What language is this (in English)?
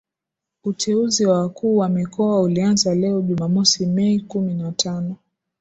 Swahili